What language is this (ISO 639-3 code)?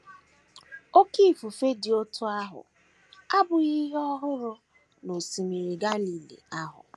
ibo